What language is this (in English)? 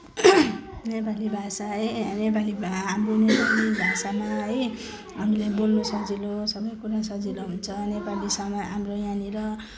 Nepali